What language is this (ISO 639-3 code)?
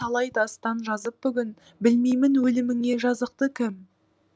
kaz